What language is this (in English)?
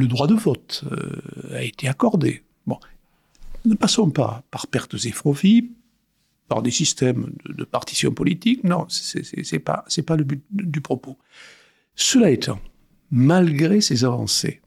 French